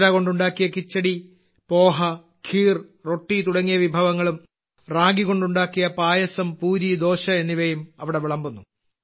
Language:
Malayalam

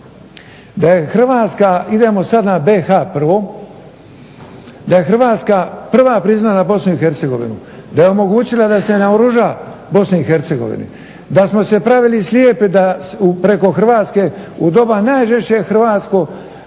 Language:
Croatian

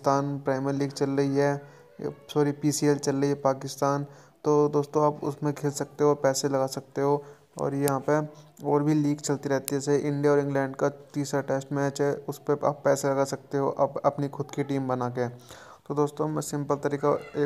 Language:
Hindi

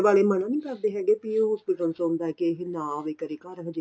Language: Punjabi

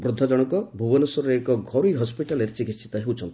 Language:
Odia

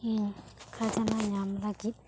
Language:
Santali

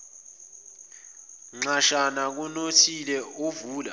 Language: Zulu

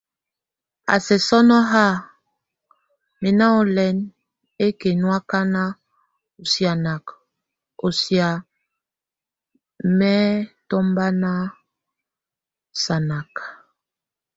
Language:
Tunen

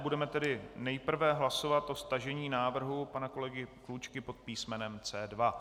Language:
Czech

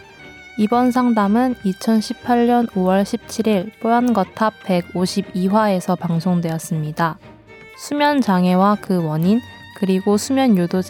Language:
Korean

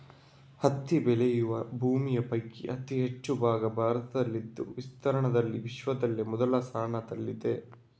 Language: Kannada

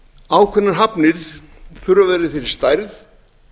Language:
Icelandic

